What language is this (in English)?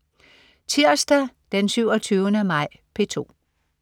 Danish